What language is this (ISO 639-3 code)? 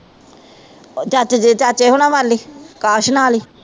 pan